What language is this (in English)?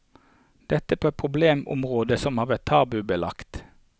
Norwegian